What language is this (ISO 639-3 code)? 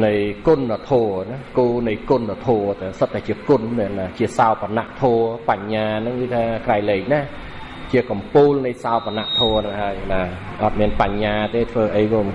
vie